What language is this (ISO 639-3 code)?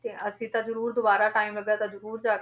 pan